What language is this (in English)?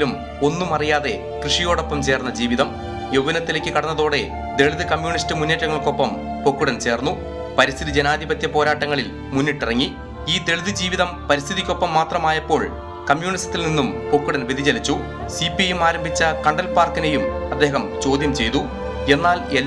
Polish